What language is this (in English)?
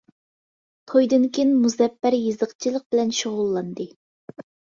Uyghur